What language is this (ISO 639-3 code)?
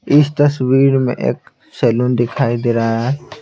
hin